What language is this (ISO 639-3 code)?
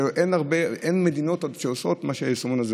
heb